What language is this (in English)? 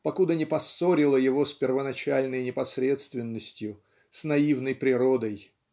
Russian